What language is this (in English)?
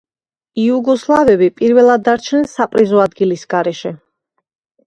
Georgian